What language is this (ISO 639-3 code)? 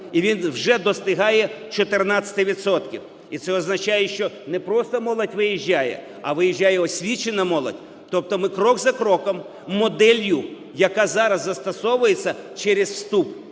ukr